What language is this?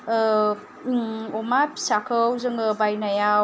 Bodo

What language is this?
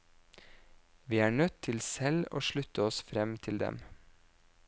Norwegian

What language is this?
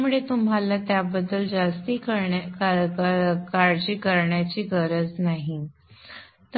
Marathi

